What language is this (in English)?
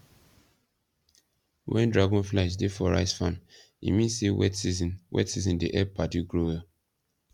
Nigerian Pidgin